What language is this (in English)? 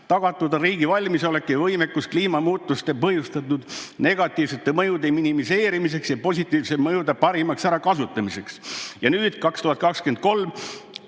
Estonian